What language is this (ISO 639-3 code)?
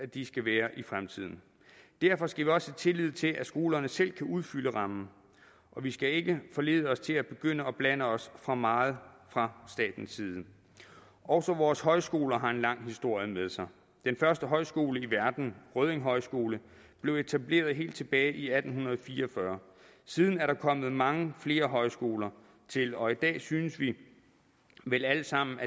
dan